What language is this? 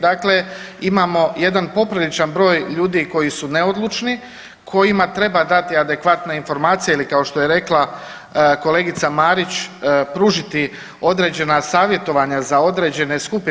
Croatian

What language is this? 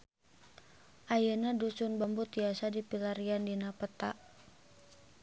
Sundanese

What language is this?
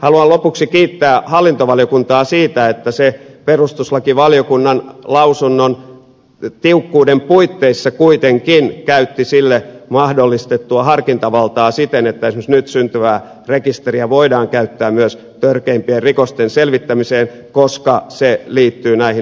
Finnish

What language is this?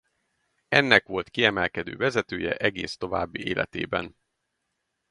Hungarian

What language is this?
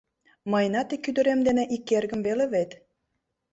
Mari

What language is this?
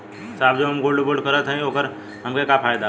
Bhojpuri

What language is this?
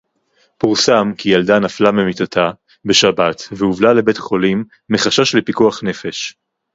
Hebrew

